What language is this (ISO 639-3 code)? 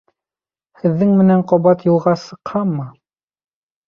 bak